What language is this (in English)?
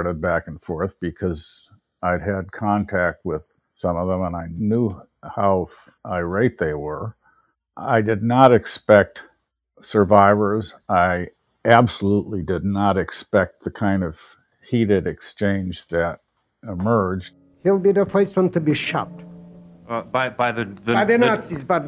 English